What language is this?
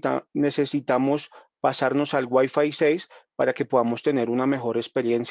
Spanish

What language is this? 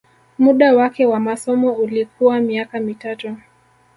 Swahili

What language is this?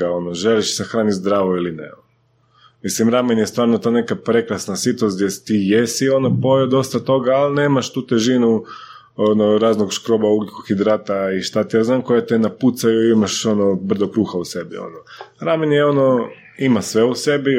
Croatian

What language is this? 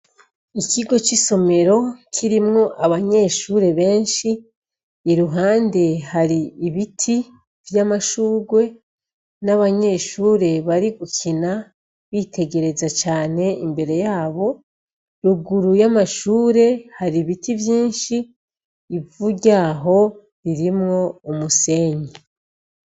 Rundi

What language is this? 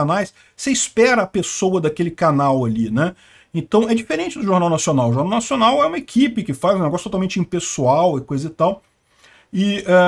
Portuguese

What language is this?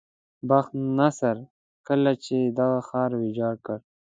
Pashto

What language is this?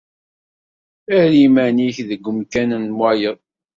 Kabyle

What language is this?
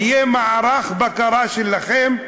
Hebrew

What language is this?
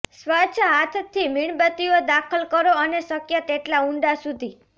Gujarati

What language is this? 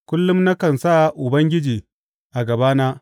Hausa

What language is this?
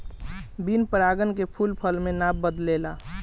Bhojpuri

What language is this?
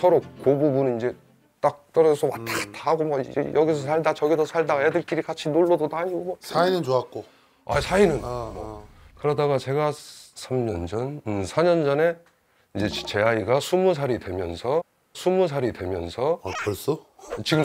Korean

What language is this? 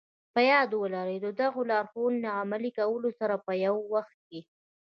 Pashto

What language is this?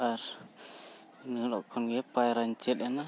Santali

